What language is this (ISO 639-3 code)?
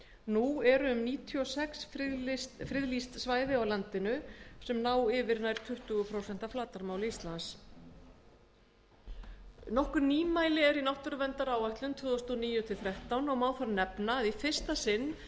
isl